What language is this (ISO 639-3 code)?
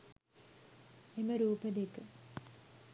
sin